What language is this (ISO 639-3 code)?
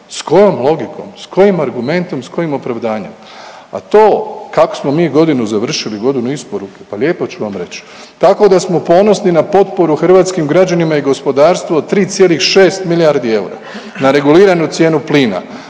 hrv